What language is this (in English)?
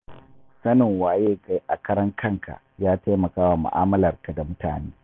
Hausa